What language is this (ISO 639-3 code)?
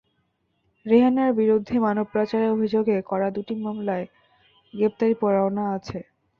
ben